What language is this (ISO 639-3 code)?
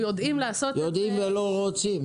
heb